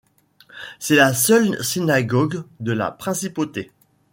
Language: French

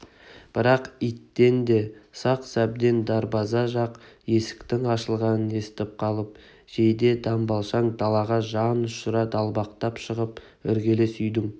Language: Kazakh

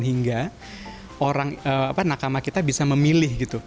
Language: Indonesian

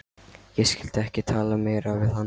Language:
Icelandic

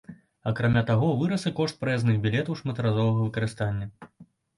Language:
Belarusian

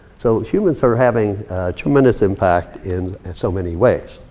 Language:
English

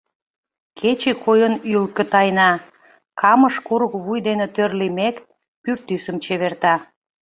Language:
Mari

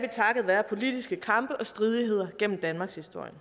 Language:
Danish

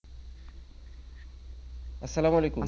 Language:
Bangla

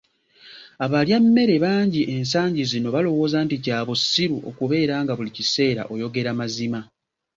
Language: Ganda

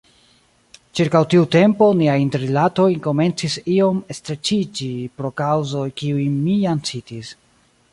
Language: Esperanto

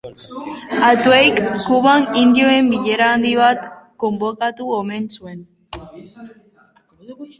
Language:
Basque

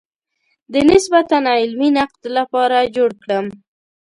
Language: Pashto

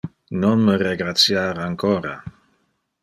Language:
Interlingua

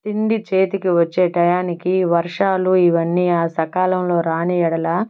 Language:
Telugu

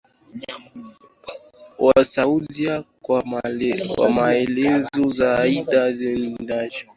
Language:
Swahili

